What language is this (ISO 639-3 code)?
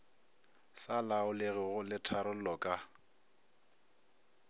nso